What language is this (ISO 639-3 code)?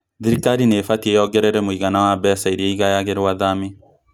kik